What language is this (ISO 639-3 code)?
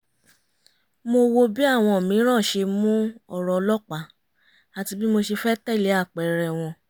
yor